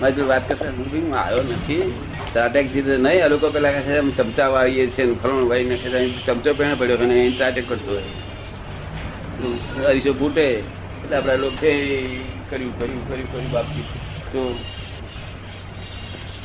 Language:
Gujarati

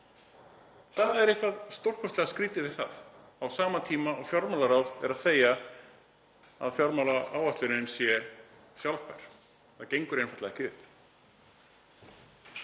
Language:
Icelandic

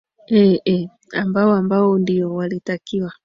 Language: Swahili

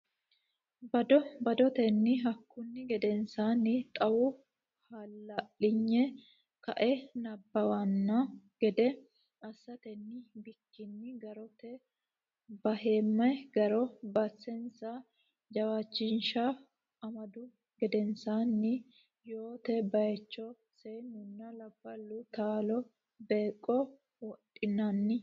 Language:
Sidamo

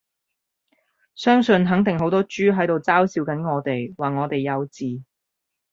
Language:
Cantonese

